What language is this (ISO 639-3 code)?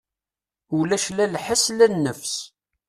kab